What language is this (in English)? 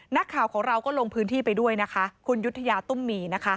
Thai